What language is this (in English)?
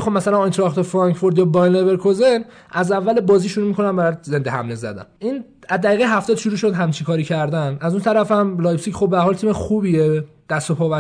Persian